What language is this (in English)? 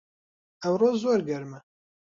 Central Kurdish